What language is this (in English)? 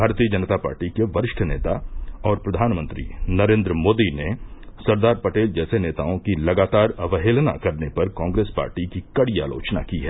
Hindi